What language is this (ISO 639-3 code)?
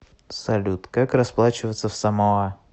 rus